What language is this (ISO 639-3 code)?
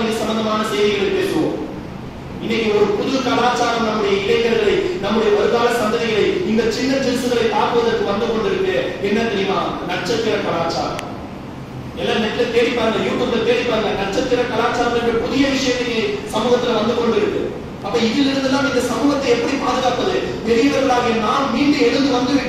kor